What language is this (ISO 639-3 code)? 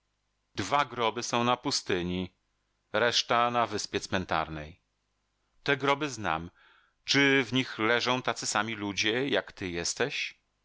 pol